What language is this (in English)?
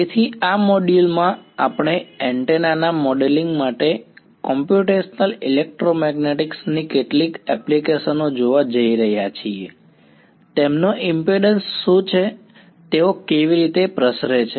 Gujarati